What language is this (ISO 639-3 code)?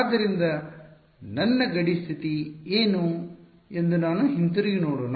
kan